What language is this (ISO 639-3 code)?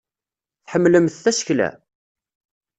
kab